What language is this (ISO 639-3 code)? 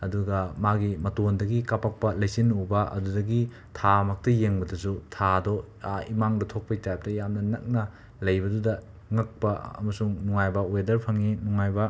mni